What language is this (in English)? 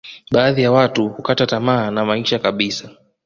Swahili